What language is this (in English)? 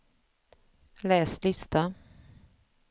Swedish